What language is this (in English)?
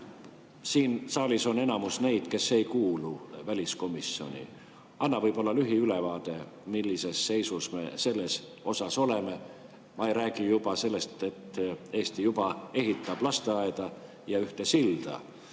Estonian